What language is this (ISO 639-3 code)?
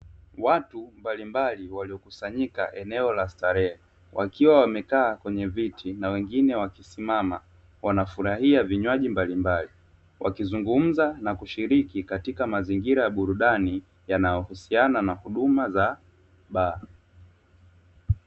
swa